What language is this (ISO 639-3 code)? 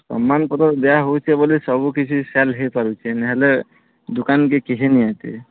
ori